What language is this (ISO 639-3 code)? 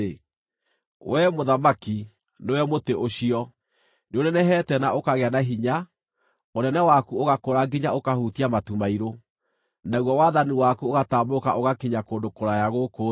kik